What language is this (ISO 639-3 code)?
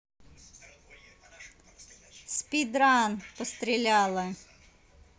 rus